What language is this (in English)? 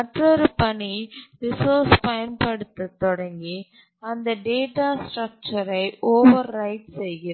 Tamil